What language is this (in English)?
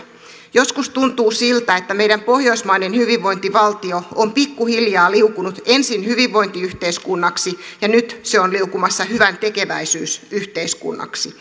Finnish